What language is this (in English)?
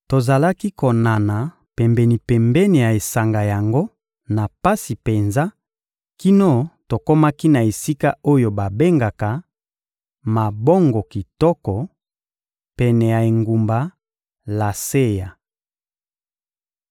Lingala